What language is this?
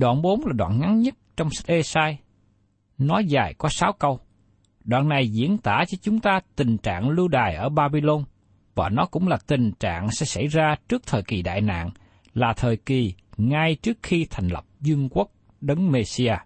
Vietnamese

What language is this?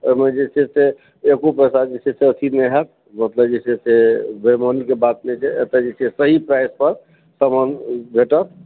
Maithili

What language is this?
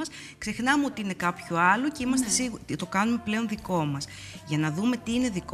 Greek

